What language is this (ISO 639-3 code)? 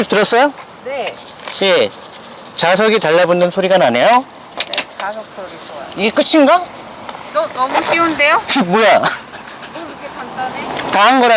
kor